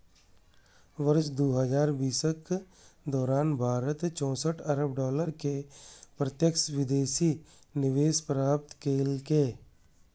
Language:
Maithili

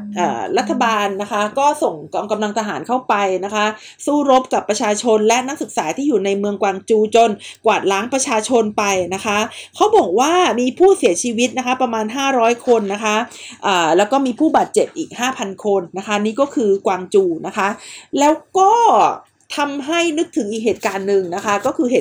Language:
Thai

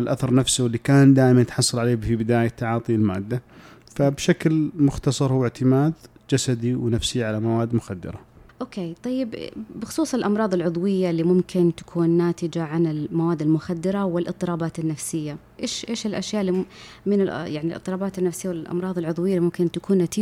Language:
Arabic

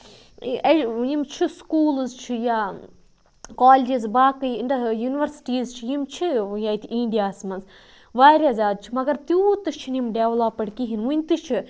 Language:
Kashmiri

